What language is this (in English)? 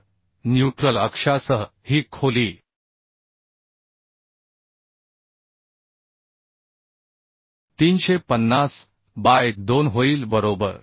Marathi